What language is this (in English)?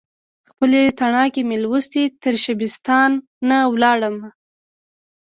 Pashto